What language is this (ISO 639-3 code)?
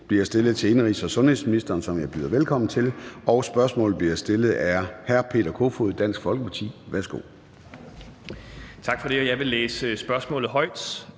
dan